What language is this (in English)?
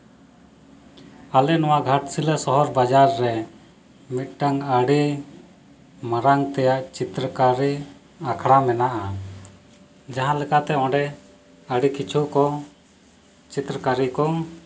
Santali